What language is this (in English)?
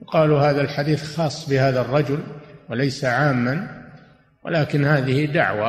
Arabic